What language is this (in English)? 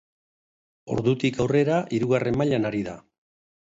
Basque